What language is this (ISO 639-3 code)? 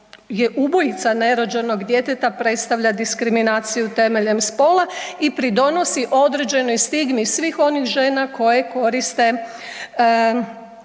hrv